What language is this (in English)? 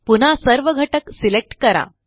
Marathi